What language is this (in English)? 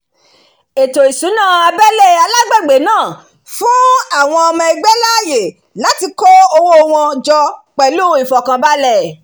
Yoruba